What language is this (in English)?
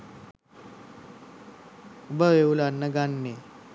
Sinhala